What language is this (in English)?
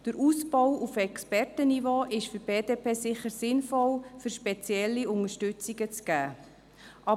Swiss German